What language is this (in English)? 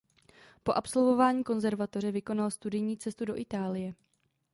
Czech